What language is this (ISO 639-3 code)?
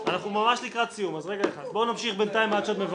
heb